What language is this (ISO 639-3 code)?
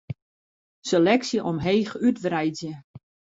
fry